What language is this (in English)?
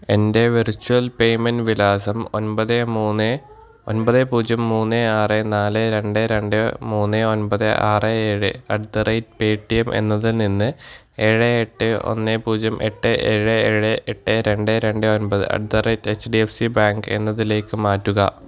Malayalam